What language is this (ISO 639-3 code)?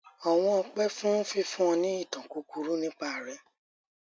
yor